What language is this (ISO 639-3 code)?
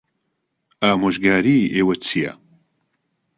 ckb